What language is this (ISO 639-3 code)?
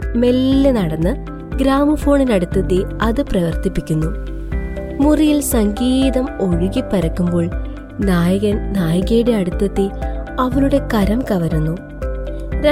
mal